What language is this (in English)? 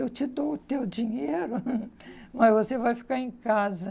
Portuguese